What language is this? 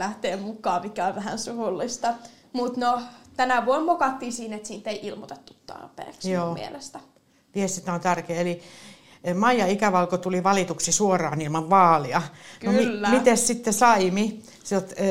Finnish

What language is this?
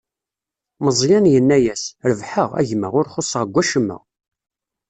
Kabyle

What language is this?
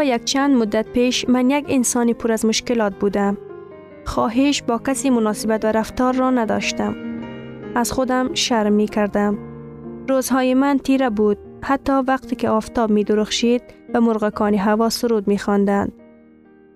Persian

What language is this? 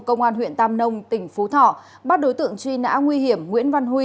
Vietnamese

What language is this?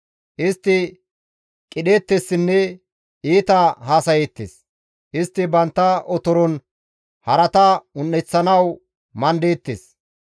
Gamo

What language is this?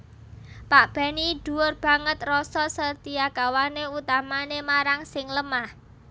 Javanese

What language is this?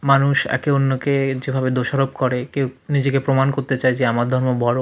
Bangla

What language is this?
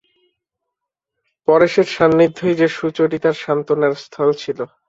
Bangla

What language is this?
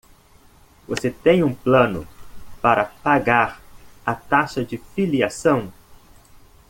Portuguese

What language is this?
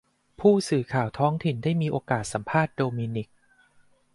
Thai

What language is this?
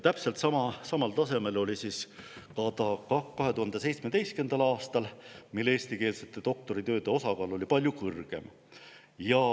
Estonian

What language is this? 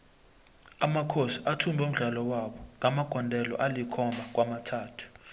South Ndebele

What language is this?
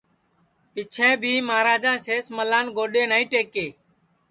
Sansi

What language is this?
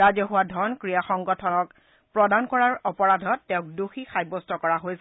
Assamese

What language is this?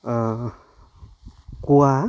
Assamese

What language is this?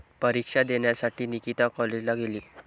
Marathi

